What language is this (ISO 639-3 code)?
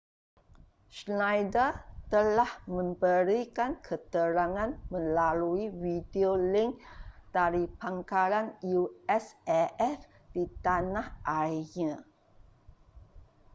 msa